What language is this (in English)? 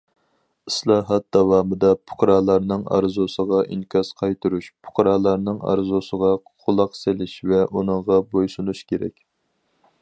Uyghur